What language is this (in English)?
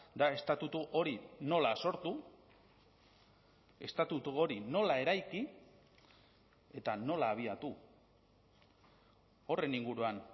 Basque